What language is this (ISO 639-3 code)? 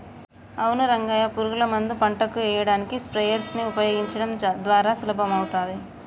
tel